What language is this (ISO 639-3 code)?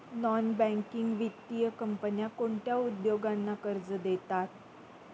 mar